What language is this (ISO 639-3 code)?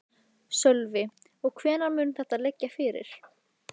isl